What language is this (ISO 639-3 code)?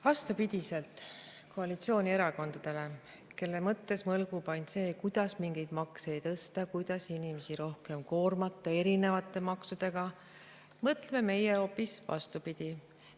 est